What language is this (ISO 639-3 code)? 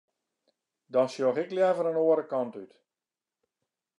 fry